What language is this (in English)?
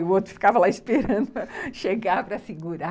Portuguese